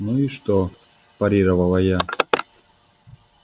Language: Russian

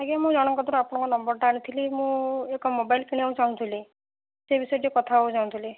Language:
Odia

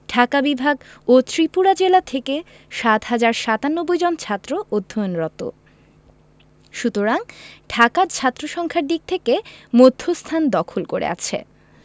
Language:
Bangla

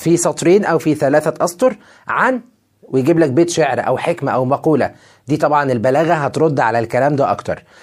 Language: Arabic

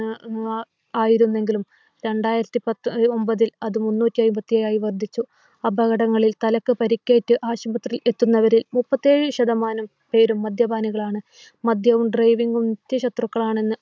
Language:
Malayalam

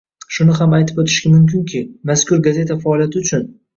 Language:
Uzbek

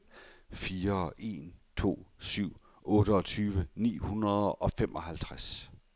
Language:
Danish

